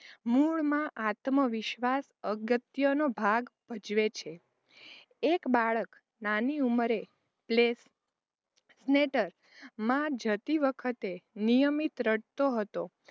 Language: Gujarati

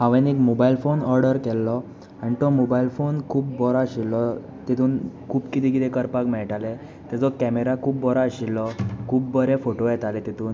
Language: Konkani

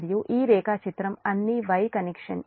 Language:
Telugu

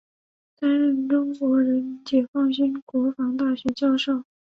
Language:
Chinese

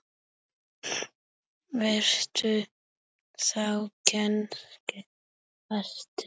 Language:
Icelandic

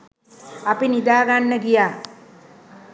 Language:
Sinhala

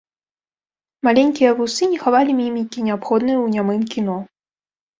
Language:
Belarusian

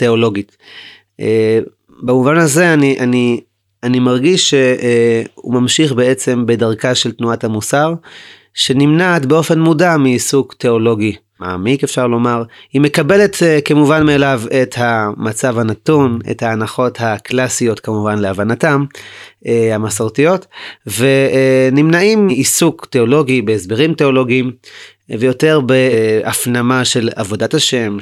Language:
Hebrew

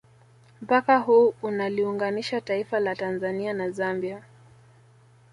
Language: Swahili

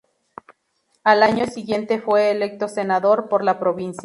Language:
Spanish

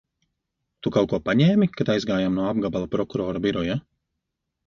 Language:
Latvian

